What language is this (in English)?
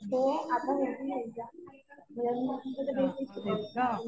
Marathi